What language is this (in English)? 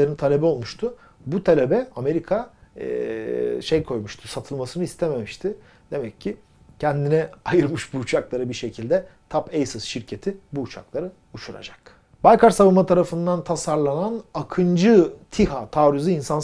Turkish